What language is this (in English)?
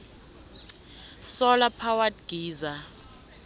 South Ndebele